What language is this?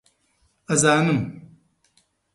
Central Kurdish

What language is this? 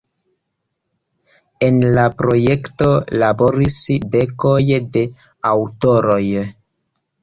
Esperanto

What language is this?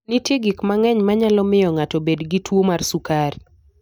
Luo (Kenya and Tanzania)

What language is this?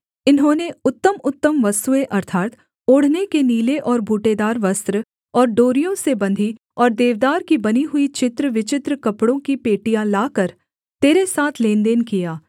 Hindi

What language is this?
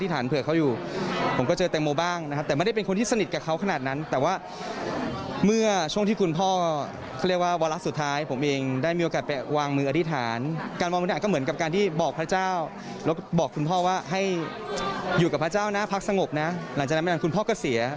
Thai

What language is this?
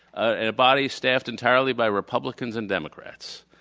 English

